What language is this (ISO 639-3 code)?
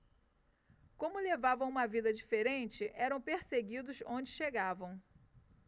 por